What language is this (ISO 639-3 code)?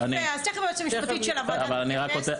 heb